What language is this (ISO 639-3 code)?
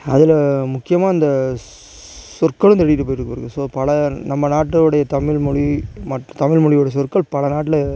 tam